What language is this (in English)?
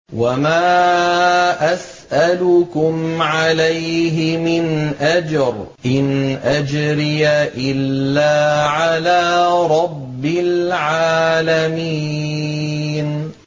Arabic